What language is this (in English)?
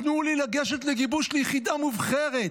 Hebrew